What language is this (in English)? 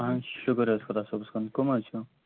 Kashmiri